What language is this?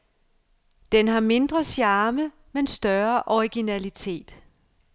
Danish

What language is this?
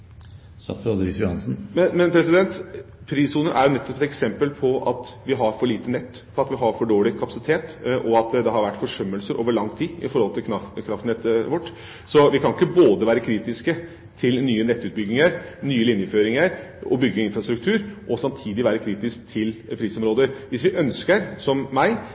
Norwegian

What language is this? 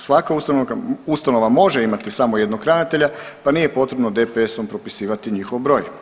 Croatian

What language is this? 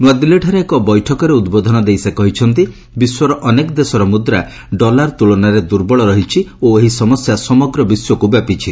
Odia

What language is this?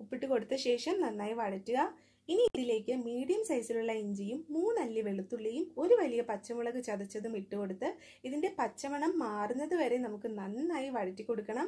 Hindi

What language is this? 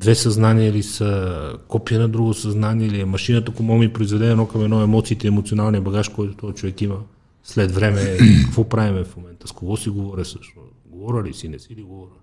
Bulgarian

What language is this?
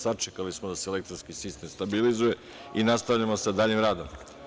Serbian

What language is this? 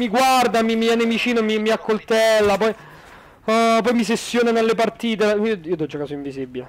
Italian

